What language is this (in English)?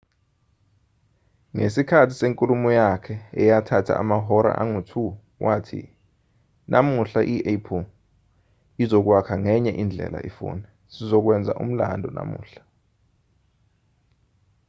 Zulu